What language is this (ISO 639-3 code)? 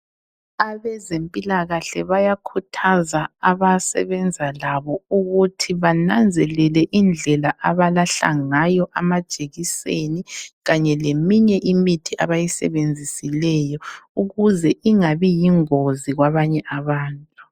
nde